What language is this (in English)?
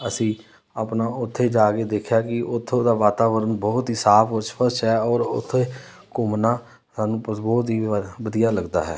Punjabi